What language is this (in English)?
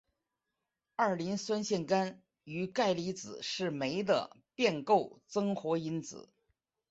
Chinese